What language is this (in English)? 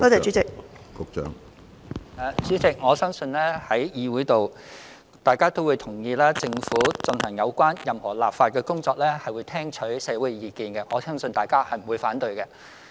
Cantonese